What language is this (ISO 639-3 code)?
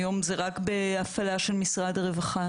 heb